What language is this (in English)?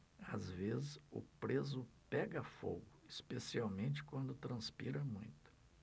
Portuguese